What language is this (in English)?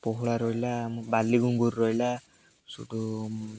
Odia